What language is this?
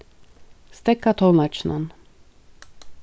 Faroese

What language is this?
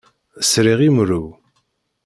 Kabyle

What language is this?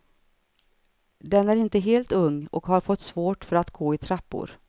Swedish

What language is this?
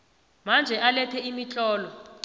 South Ndebele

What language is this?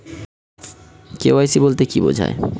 Bangla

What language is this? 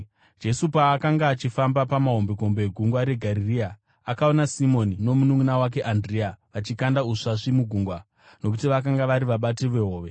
Shona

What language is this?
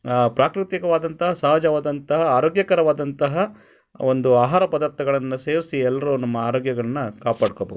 Kannada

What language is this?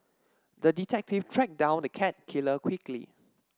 English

